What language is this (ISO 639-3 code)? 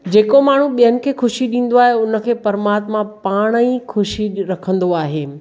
snd